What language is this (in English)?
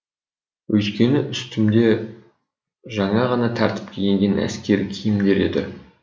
Kazakh